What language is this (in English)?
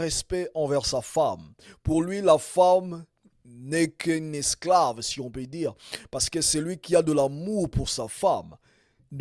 French